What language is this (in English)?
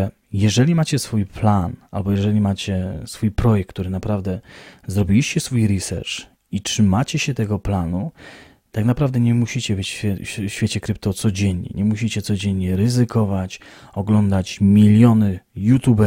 Polish